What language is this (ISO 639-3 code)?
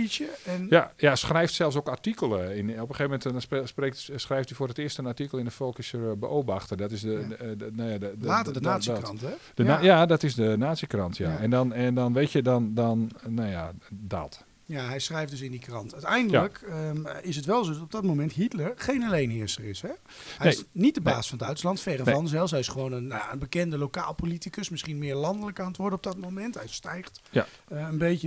nld